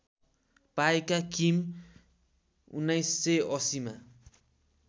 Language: Nepali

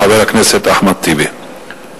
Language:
Hebrew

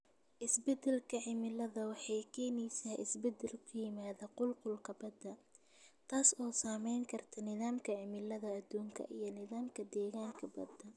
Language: Somali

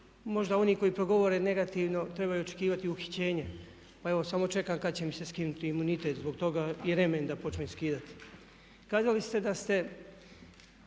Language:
Croatian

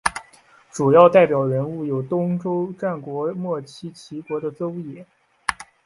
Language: Chinese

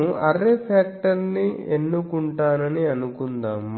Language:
Telugu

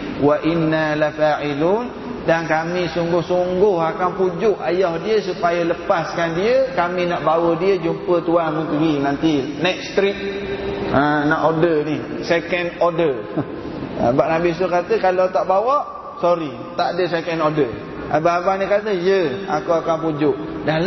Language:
Malay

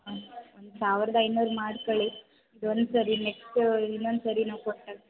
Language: Kannada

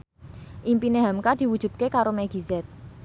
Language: Javanese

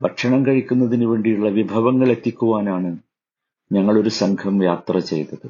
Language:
Malayalam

